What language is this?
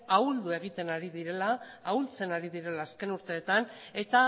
Basque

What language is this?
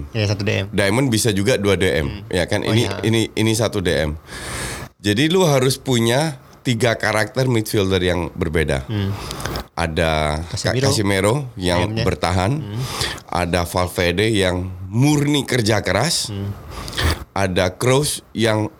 Indonesian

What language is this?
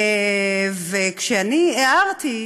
Hebrew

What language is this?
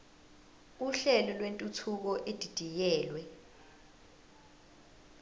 Zulu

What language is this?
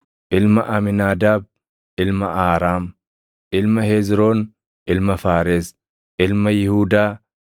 Oromo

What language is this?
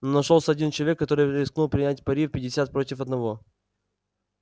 Russian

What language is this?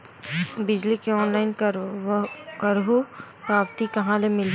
Chhattisgarhi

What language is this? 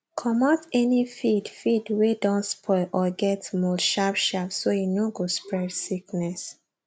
Nigerian Pidgin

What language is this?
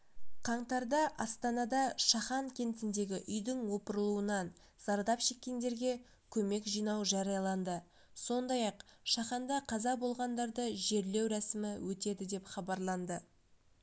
Kazakh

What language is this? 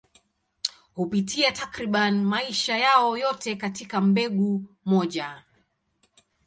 Swahili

